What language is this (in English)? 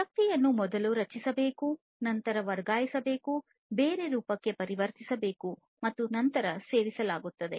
Kannada